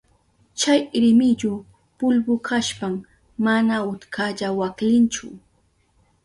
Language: Southern Pastaza Quechua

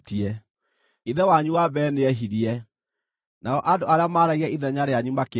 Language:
Kikuyu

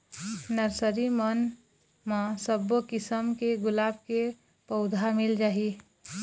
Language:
Chhattisgarhi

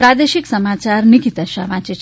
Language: Gujarati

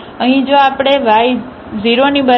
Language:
Gujarati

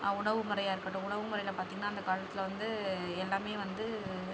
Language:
Tamil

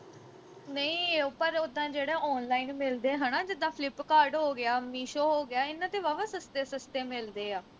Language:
Punjabi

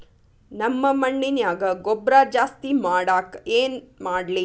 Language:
Kannada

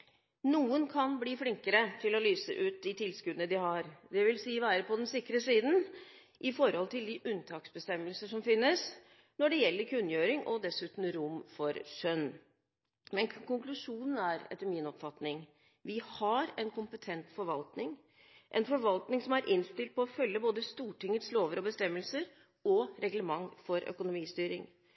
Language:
Norwegian Bokmål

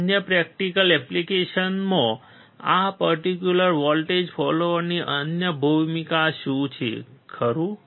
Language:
Gujarati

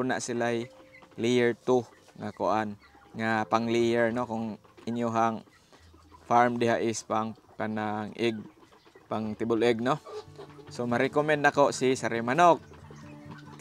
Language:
Filipino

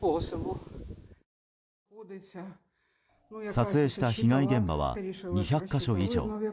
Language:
Japanese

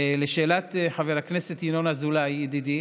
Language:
Hebrew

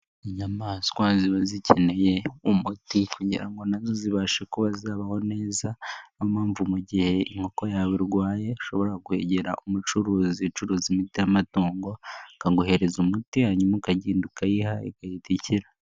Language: Kinyarwanda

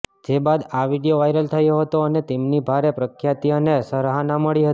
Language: Gujarati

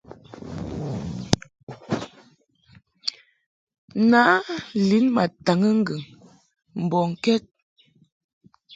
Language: Mungaka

